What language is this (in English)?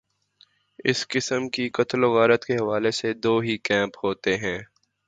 Urdu